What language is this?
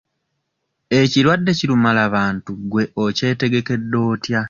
Ganda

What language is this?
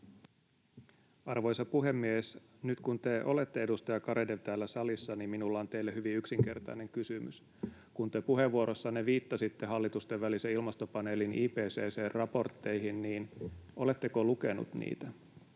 Finnish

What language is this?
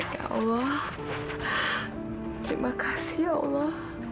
Indonesian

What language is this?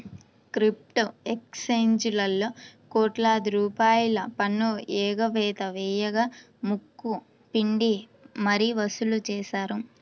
Telugu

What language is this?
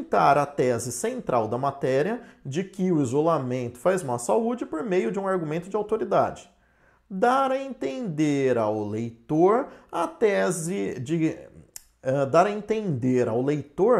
Portuguese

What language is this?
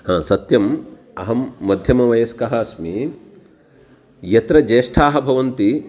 Sanskrit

